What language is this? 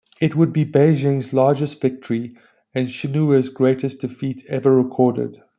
English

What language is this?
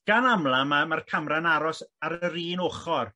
Welsh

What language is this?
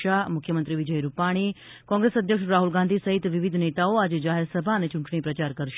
Gujarati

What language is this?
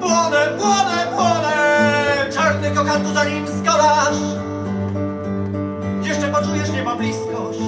Polish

